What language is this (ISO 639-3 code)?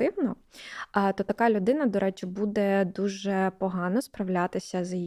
ukr